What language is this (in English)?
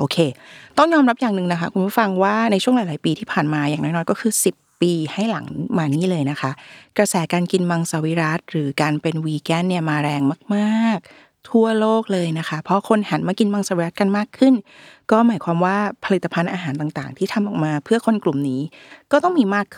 Thai